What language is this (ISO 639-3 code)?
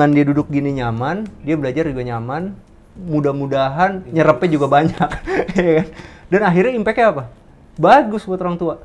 ind